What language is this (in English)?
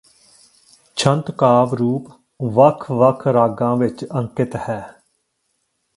Punjabi